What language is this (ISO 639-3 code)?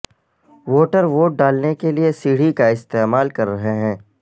urd